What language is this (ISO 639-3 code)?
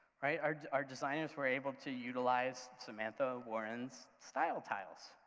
eng